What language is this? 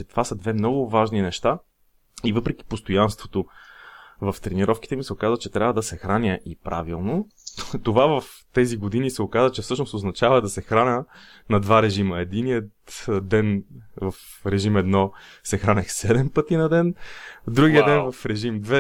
Bulgarian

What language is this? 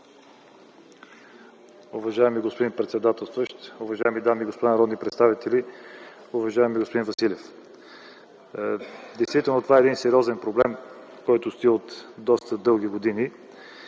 Bulgarian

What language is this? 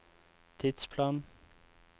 Norwegian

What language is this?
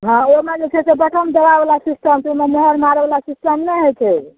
Maithili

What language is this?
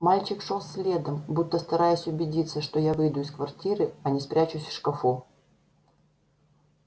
Russian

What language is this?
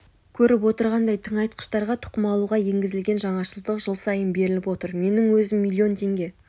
Kazakh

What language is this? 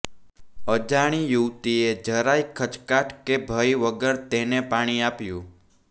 Gujarati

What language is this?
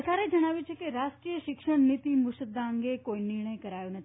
Gujarati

